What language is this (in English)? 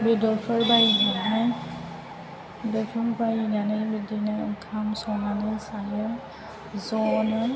Bodo